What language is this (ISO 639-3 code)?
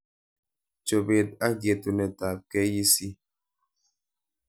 kln